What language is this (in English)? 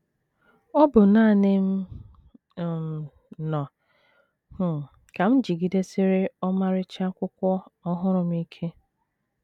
Igbo